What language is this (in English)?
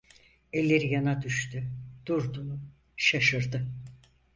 Turkish